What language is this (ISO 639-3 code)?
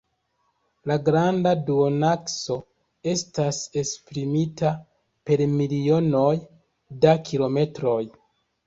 epo